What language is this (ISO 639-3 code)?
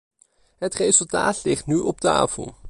nld